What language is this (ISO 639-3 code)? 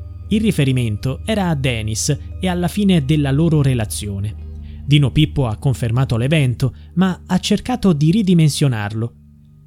ita